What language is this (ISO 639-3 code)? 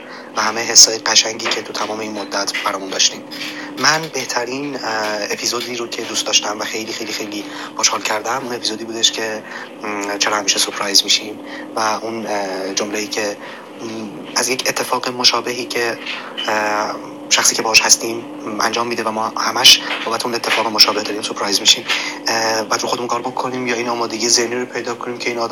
fas